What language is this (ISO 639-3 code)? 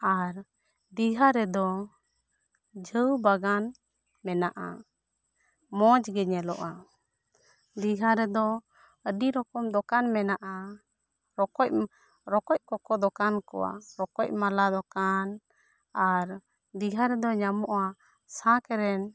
sat